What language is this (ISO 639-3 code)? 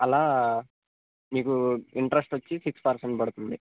tel